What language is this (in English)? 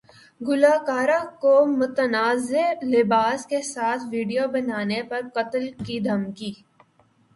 Urdu